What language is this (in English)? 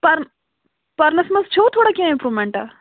Kashmiri